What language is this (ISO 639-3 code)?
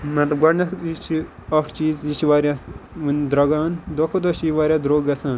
kas